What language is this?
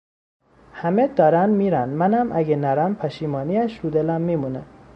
Persian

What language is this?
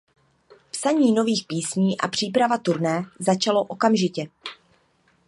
Czech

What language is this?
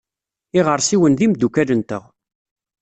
Kabyle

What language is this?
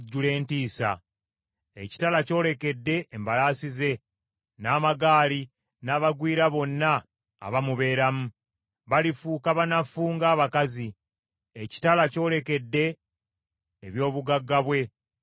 Ganda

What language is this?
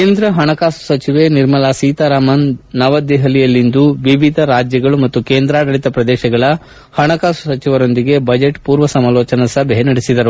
Kannada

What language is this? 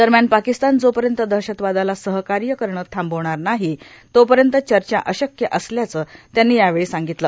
Marathi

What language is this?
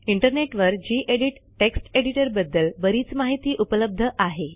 Marathi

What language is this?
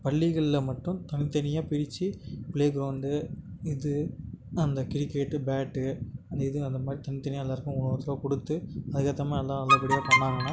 Tamil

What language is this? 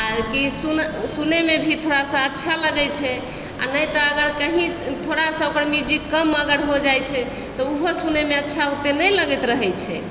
Maithili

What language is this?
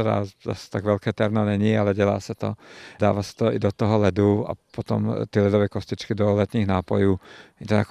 Czech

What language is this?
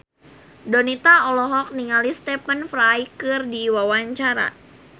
Sundanese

